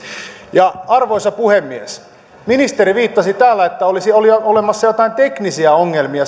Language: Finnish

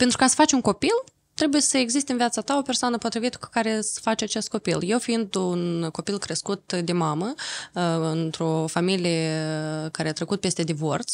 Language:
Romanian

